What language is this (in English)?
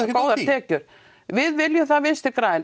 Icelandic